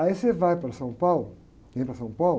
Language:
Portuguese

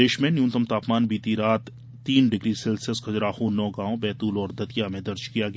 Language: Hindi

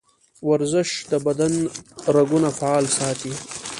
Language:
Pashto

